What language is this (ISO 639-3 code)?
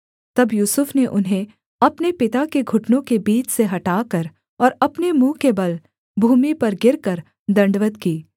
hin